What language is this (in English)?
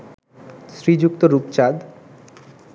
Bangla